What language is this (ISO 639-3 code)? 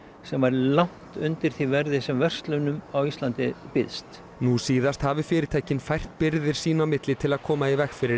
isl